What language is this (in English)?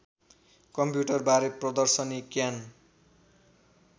Nepali